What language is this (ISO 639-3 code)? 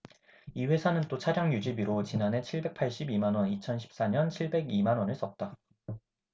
kor